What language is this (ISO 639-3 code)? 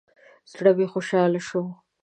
pus